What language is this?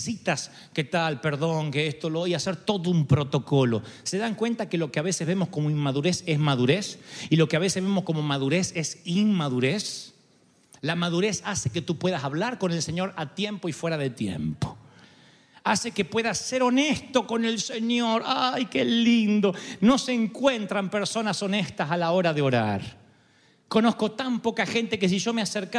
Spanish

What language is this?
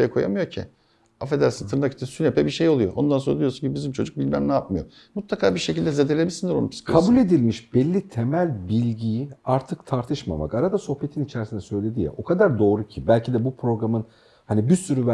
Turkish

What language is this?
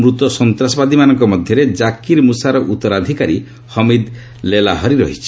Odia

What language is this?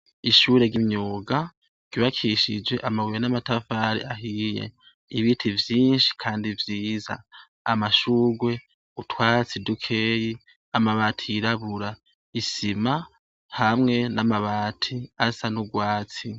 Rundi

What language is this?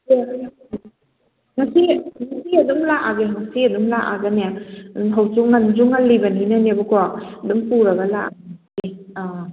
Manipuri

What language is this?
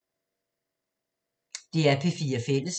Danish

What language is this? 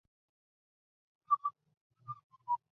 Chinese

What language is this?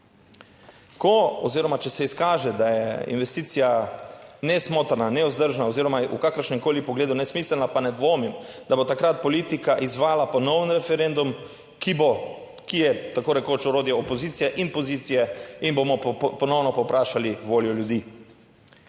Slovenian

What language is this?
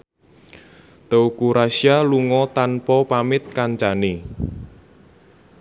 Javanese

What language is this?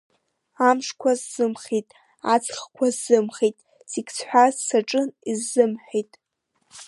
Abkhazian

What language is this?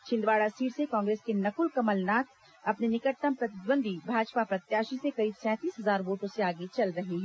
Hindi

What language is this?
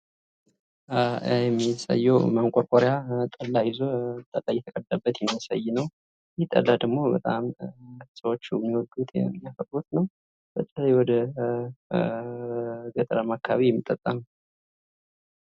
Amharic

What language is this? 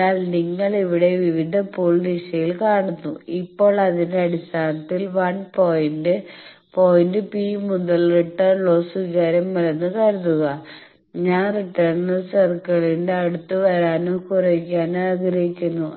Malayalam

